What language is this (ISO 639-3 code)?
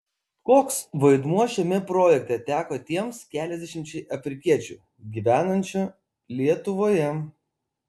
lit